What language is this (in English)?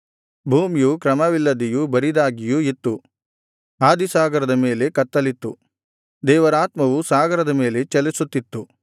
Kannada